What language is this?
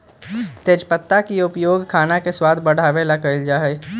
Magahi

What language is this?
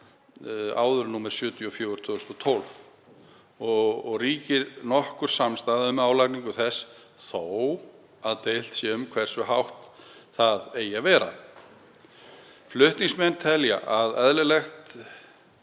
Icelandic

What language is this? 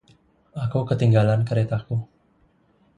Indonesian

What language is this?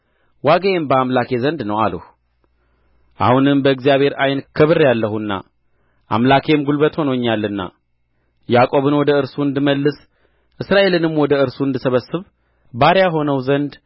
Amharic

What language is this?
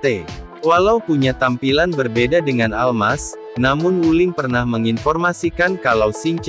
Indonesian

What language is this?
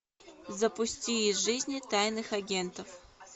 Russian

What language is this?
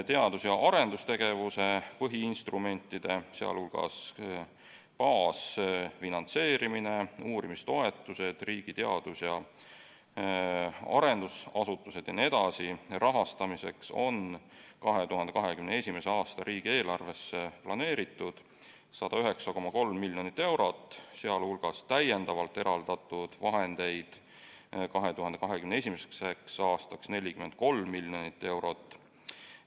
Estonian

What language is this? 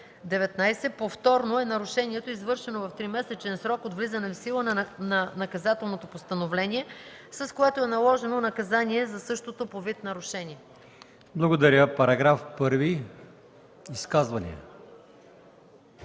Bulgarian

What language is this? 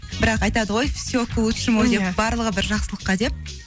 Kazakh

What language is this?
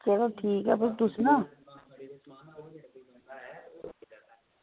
Dogri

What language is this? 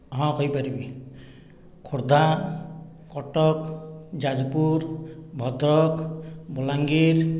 Odia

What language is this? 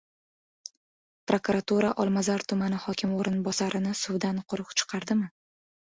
Uzbek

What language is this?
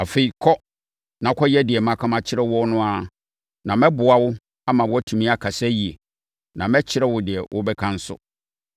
Akan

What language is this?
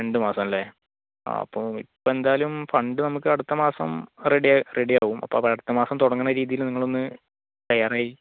Malayalam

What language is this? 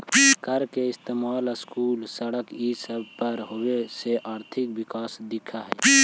Magahi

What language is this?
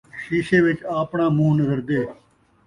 Saraiki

